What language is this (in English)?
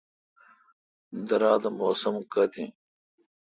Kalkoti